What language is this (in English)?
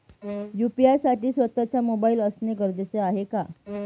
Marathi